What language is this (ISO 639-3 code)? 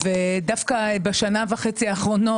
heb